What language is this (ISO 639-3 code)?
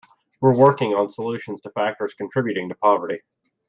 eng